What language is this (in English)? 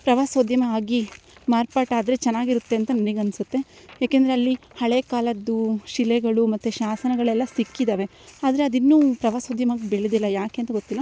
Kannada